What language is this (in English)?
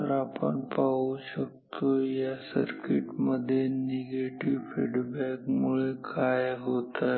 Marathi